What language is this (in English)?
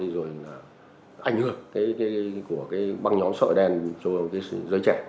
Vietnamese